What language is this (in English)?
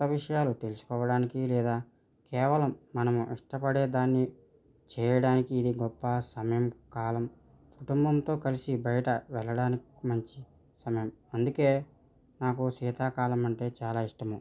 Telugu